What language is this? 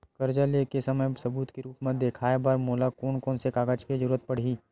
Chhattisgarhi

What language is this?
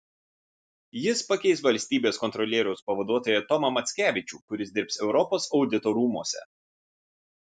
Lithuanian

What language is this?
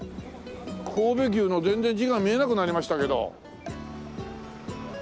Japanese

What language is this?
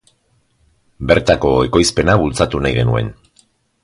Basque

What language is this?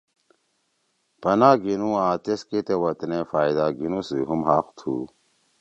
Torwali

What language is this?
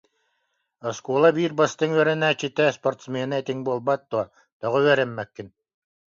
Yakut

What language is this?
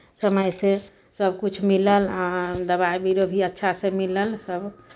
Maithili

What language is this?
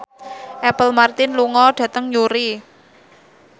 Javanese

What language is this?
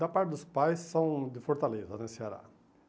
Portuguese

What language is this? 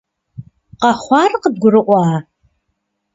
Kabardian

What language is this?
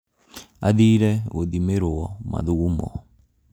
Kikuyu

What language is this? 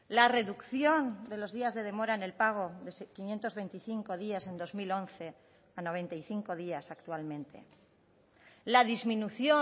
Spanish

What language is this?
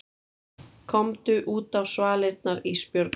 Icelandic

